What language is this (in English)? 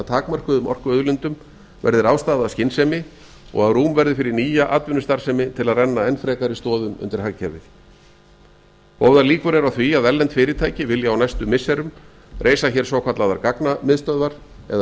Icelandic